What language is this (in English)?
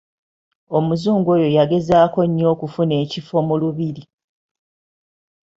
Ganda